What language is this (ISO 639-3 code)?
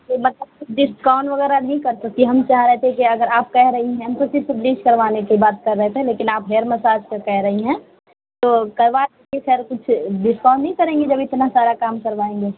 urd